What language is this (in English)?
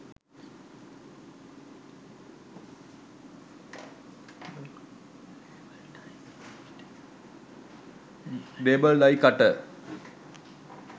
Sinhala